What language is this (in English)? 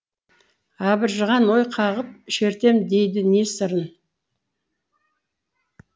Kazakh